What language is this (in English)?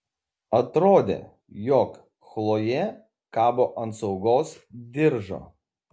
Lithuanian